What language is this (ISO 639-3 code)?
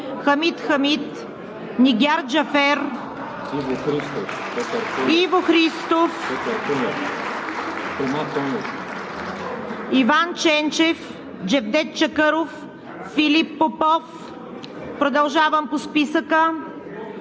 bul